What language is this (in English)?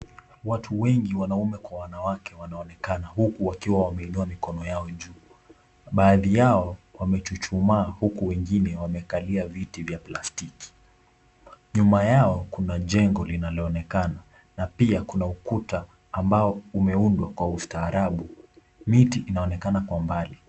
Swahili